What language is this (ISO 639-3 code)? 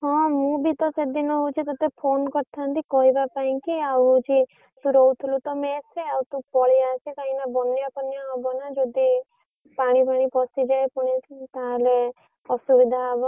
ori